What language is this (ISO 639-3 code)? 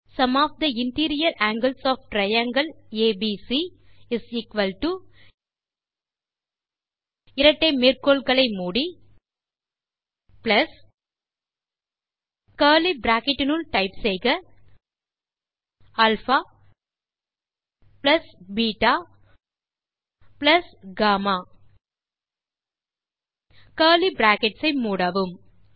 tam